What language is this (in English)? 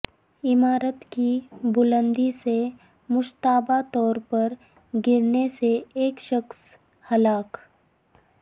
Urdu